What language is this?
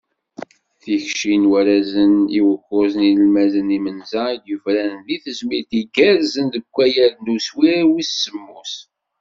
Kabyle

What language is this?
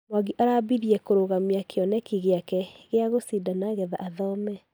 Kikuyu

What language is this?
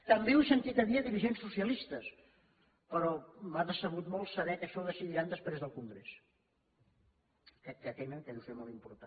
Catalan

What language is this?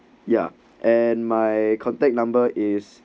English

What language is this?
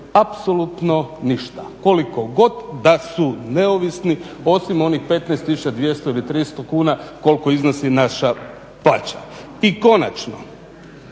Croatian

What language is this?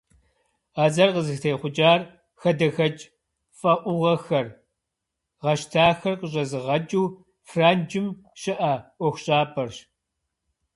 Kabardian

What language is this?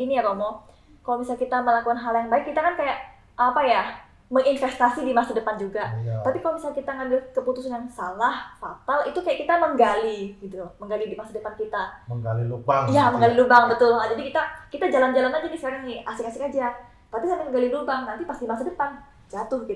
Indonesian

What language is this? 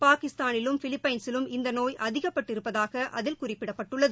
Tamil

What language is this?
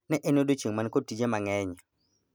Luo (Kenya and Tanzania)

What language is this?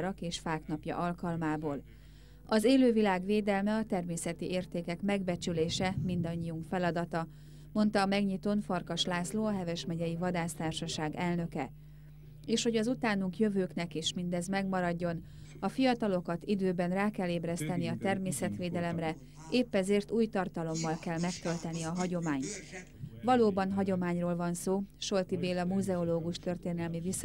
Hungarian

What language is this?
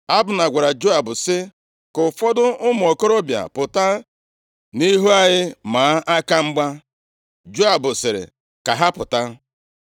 Igbo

